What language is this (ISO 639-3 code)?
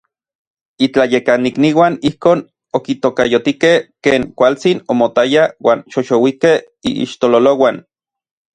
nlv